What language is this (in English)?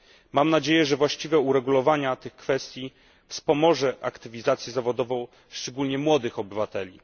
Polish